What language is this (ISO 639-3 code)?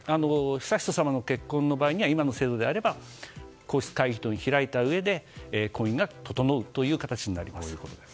jpn